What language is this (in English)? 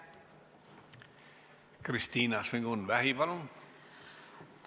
Estonian